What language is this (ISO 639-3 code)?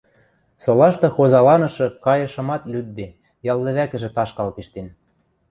mrj